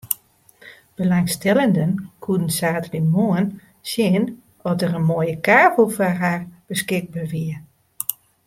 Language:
Western Frisian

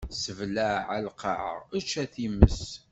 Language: Kabyle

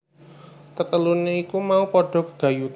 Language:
Javanese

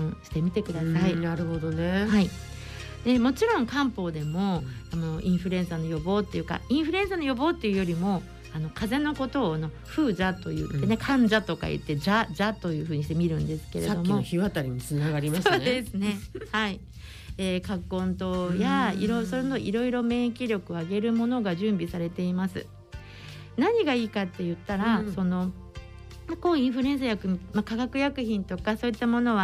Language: Japanese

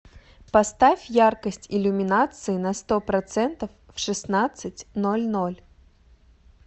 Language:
Russian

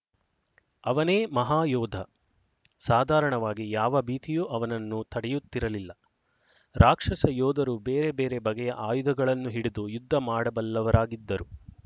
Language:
Kannada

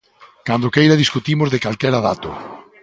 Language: Galician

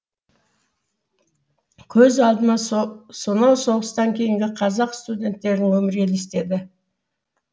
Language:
Kazakh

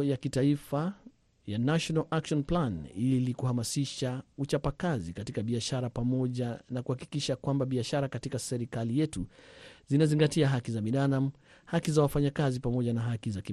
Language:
Swahili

